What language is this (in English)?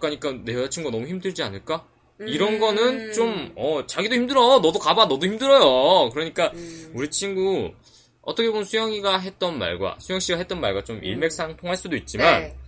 Korean